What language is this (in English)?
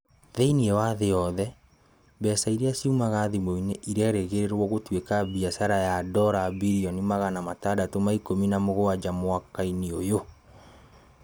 Kikuyu